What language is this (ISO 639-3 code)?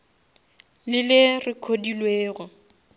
nso